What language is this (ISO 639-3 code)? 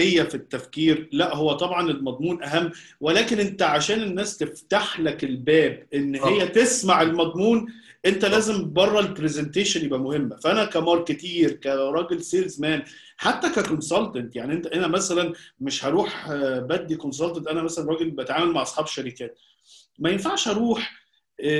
ara